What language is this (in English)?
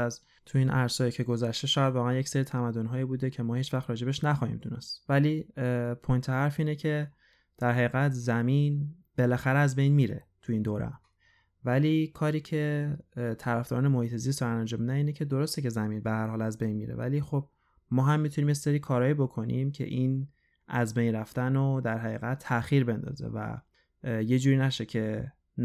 Persian